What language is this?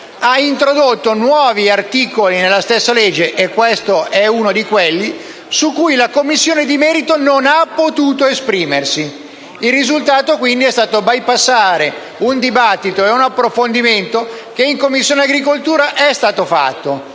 Italian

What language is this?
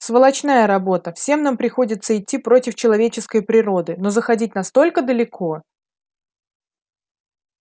Russian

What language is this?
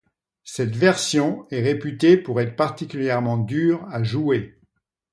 French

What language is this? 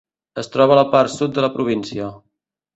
Catalan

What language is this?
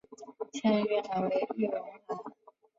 Chinese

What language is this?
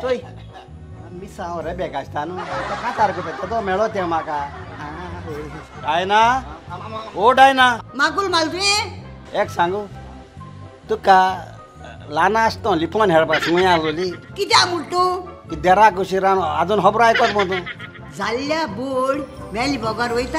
Indonesian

